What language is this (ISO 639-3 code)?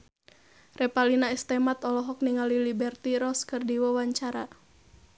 sun